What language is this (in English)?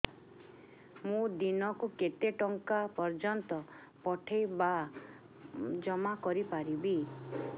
Odia